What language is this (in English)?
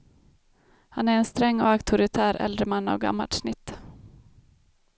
Swedish